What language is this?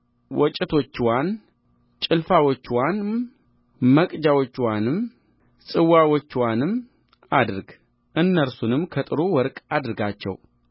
Amharic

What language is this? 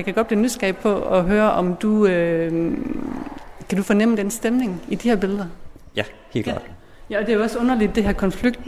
Danish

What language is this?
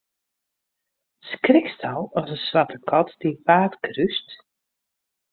Western Frisian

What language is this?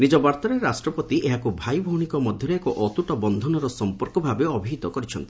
Odia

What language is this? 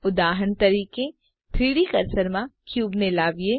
Gujarati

